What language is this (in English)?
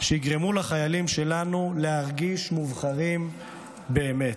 Hebrew